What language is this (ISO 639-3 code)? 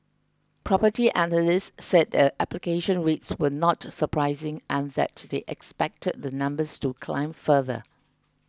eng